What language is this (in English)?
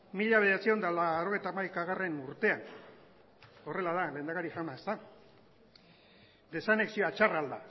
Basque